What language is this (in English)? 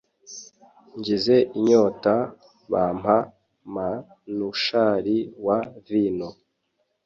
Kinyarwanda